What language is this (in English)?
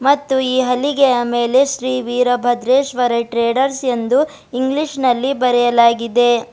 Kannada